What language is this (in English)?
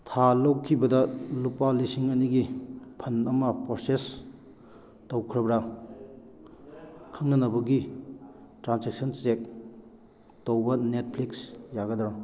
Manipuri